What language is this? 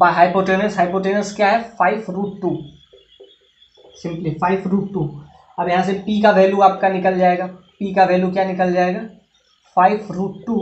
Hindi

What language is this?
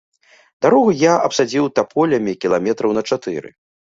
Belarusian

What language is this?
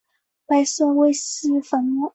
Chinese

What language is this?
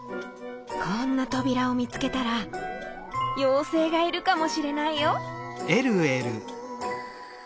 Japanese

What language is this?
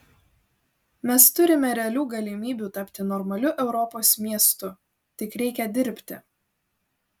Lithuanian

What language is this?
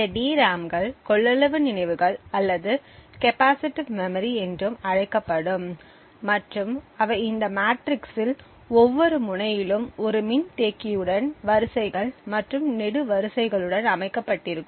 Tamil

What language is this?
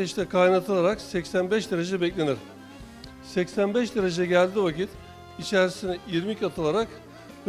Turkish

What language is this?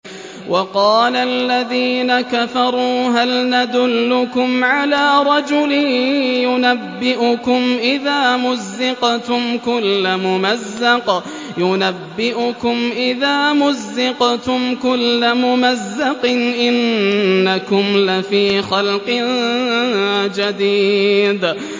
Arabic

